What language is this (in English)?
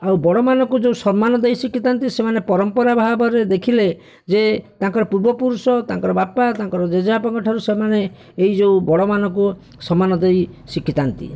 Odia